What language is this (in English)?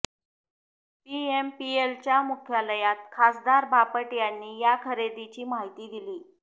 Marathi